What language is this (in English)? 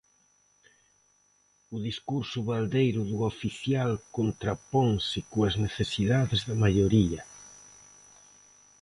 Galician